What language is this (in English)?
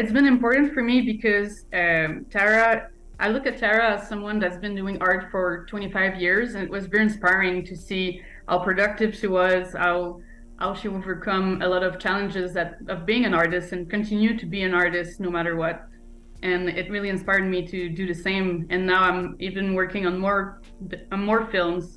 Spanish